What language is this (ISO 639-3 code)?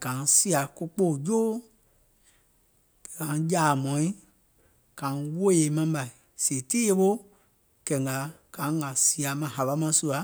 gol